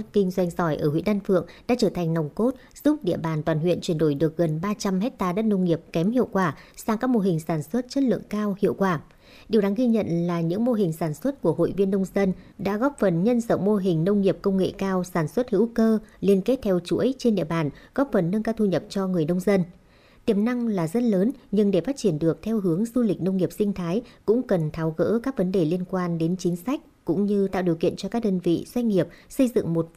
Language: Vietnamese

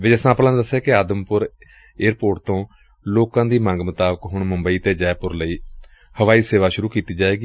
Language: Punjabi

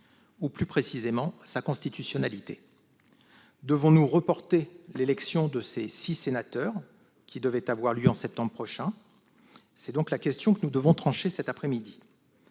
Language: French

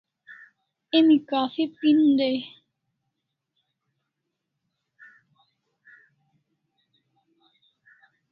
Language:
Kalasha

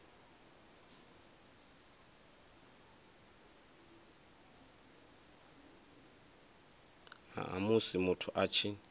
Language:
Venda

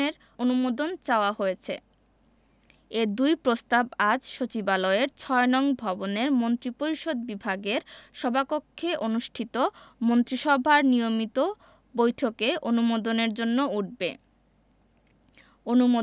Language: Bangla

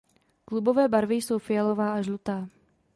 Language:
Czech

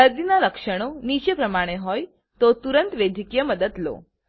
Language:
Gujarati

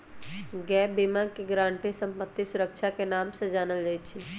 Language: Magahi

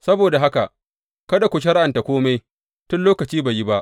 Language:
Hausa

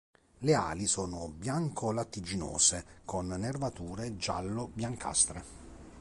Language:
Italian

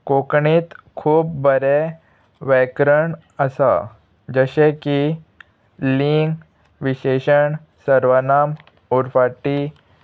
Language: Konkani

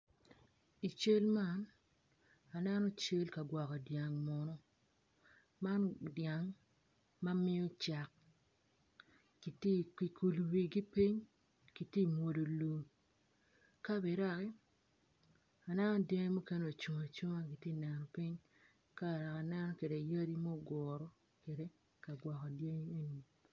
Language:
Acoli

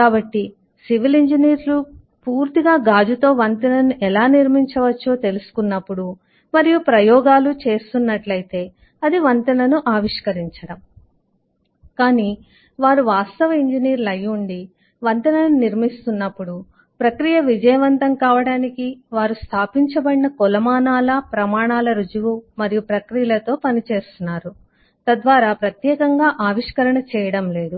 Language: Telugu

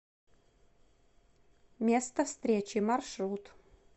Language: Russian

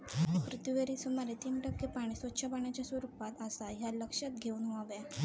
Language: Marathi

